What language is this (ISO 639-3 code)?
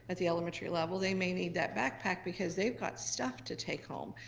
eng